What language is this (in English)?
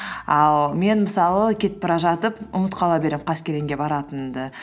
Kazakh